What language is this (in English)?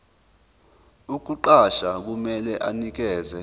Zulu